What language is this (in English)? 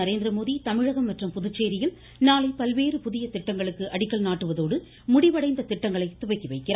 Tamil